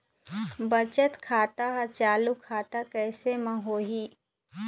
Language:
Chhattisgarhi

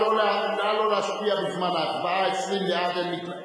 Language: Hebrew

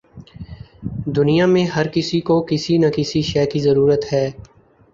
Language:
Urdu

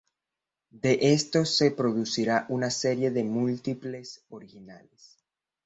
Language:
Spanish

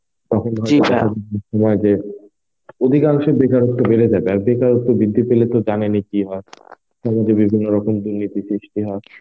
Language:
Bangla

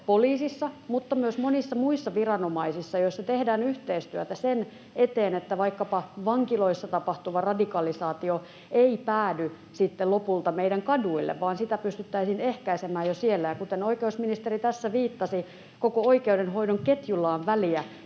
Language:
Finnish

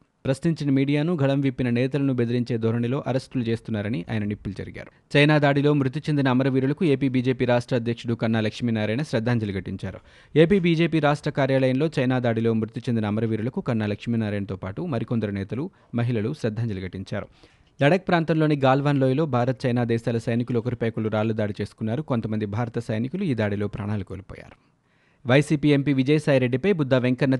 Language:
Telugu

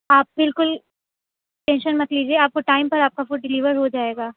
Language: Urdu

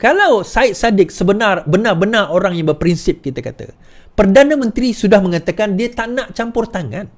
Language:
Malay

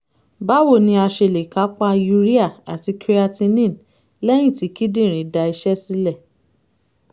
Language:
Yoruba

